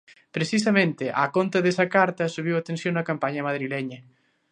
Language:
Galician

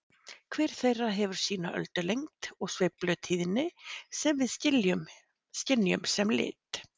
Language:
Icelandic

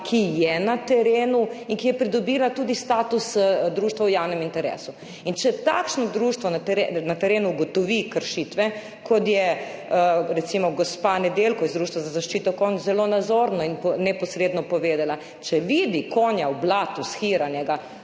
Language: Slovenian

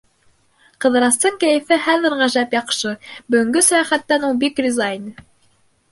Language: Bashkir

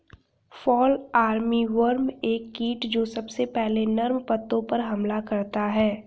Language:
Hindi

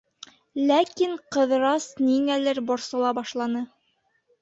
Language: Bashkir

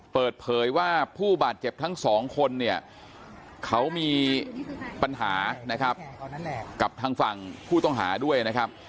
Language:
Thai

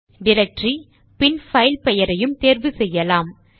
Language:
Tamil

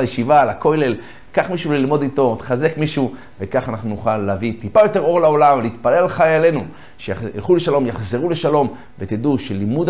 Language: Hebrew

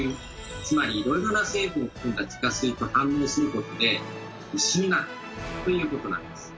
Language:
Japanese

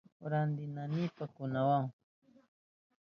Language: Southern Pastaza Quechua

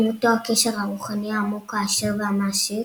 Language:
Hebrew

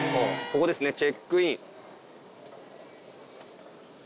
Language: Japanese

